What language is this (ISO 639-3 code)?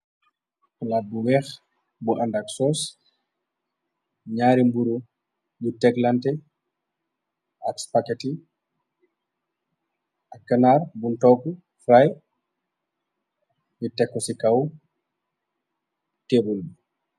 wol